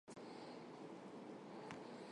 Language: Armenian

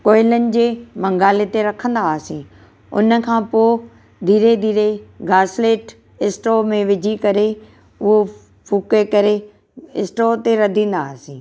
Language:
Sindhi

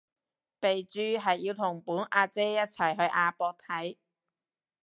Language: Cantonese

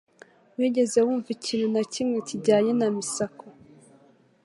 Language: Kinyarwanda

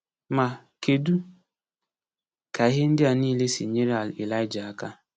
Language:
Igbo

